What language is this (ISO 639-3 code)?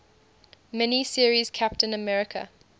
eng